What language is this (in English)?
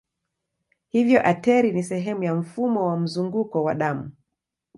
Swahili